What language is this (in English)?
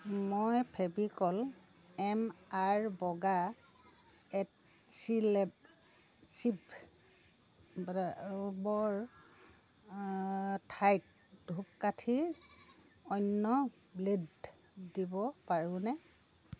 Assamese